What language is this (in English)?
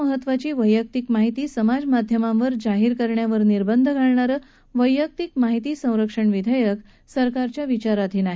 Marathi